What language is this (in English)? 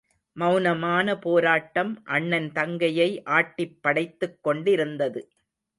Tamil